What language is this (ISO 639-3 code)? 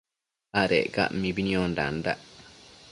mcf